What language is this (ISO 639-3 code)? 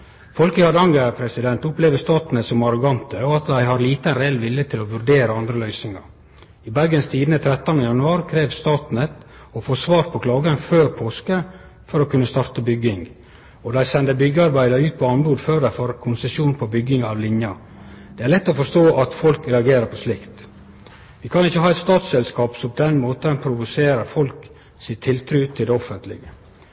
nno